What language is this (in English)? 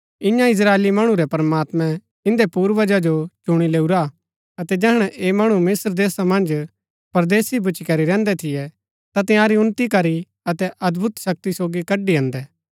Gaddi